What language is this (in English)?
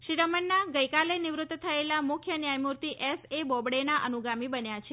Gujarati